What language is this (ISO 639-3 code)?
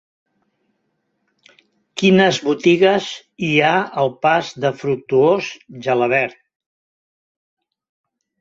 cat